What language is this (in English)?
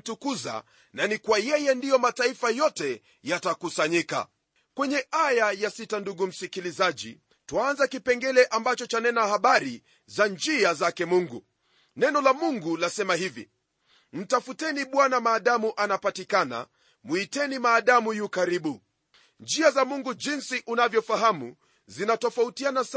Swahili